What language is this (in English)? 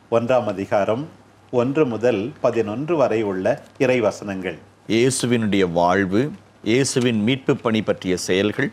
Tamil